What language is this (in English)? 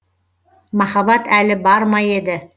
Kazakh